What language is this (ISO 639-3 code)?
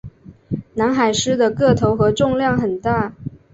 zho